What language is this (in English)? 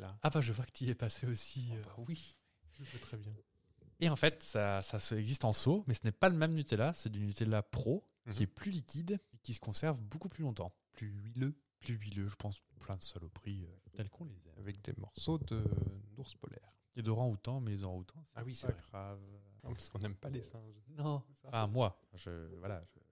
French